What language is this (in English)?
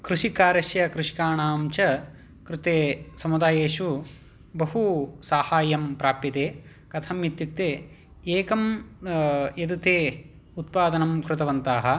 Sanskrit